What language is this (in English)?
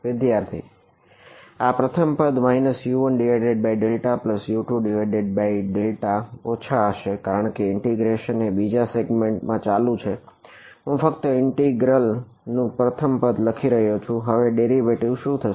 Gujarati